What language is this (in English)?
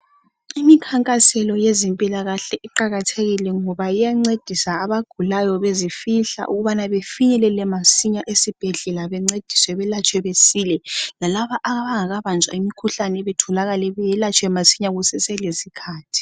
North Ndebele